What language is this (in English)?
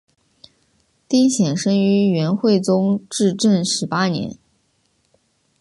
Chinese